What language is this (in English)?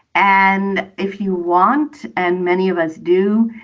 English